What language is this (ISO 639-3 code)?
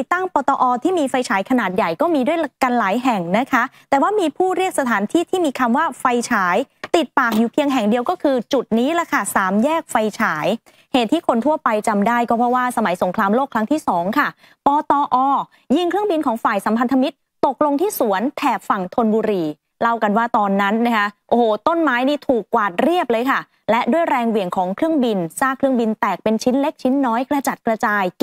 tha